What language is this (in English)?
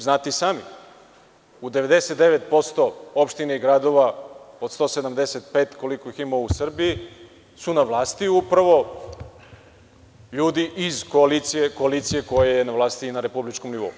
Serbian